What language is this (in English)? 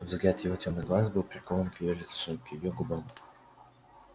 Russian